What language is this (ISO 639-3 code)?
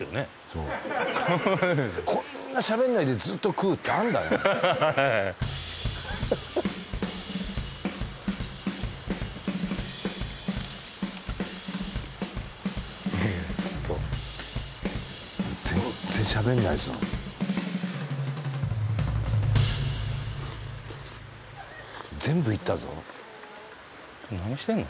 jpn